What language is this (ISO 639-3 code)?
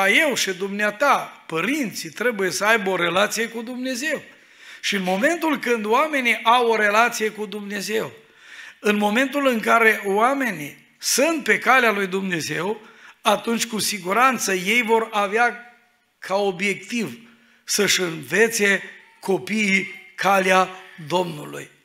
ron